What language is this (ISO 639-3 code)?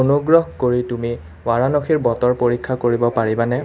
asm